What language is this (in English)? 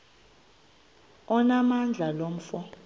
Xhosa